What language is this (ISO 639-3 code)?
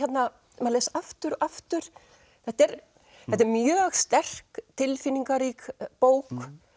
isl